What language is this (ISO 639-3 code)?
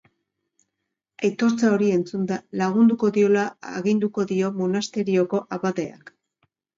eus